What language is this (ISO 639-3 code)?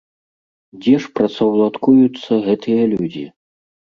bel